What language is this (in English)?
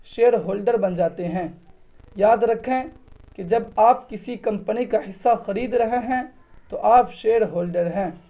Urdu